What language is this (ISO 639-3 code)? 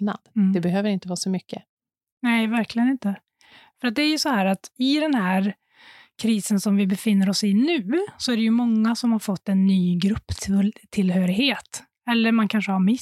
swe